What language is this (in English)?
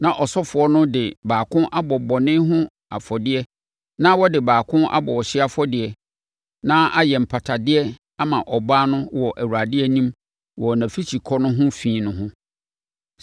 Akan